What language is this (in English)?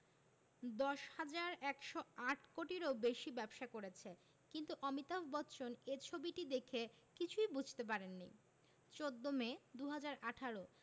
Bangla